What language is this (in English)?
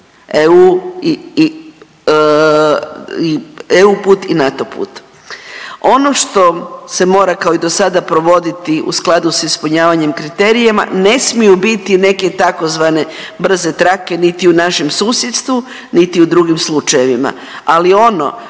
Croatian